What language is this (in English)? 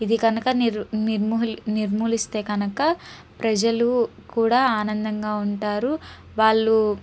Telugu